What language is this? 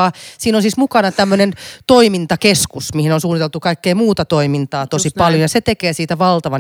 Finnish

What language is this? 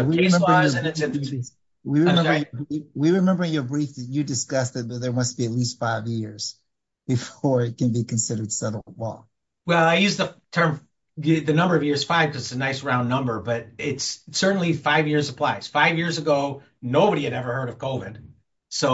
English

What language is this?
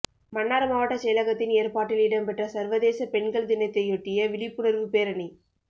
Tamil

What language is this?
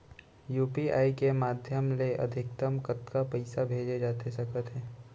Chhattisgarhi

